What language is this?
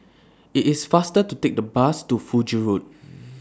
English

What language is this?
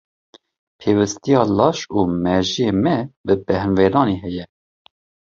Kurdish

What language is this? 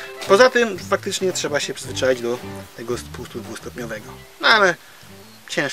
Polish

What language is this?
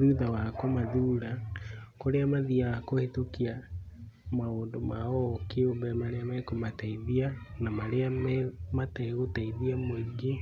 Kikuyu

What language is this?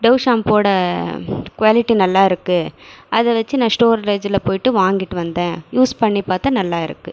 Tamil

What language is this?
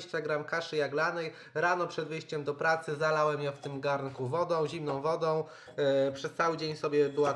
Polish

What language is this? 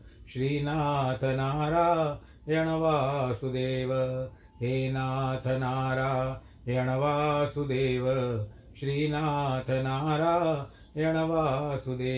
Hindi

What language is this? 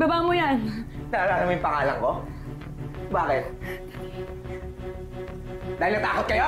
Filipino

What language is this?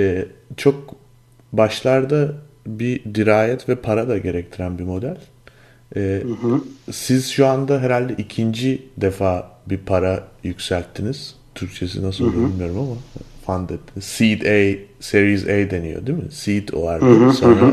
Turkish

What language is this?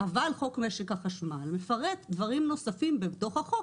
Hebrew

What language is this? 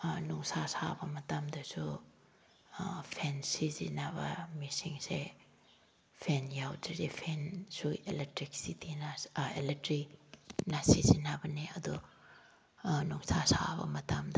Manipuri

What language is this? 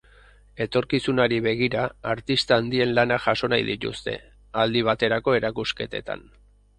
Basque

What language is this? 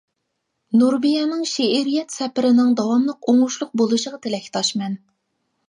Uyghur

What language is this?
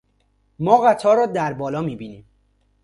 Persian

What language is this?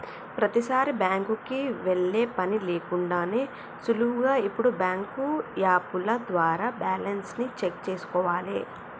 Telugu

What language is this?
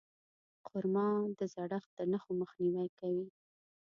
Pashto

